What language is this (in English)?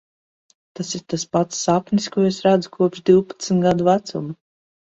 Latvian